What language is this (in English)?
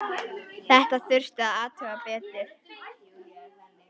Icelandic